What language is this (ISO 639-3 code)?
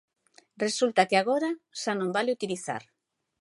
glg